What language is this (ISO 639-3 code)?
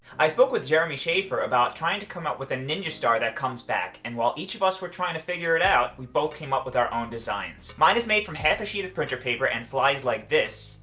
eng